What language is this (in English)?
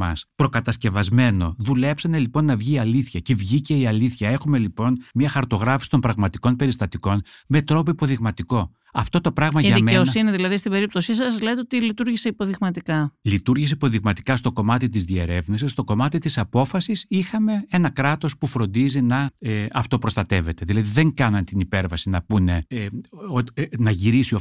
Greek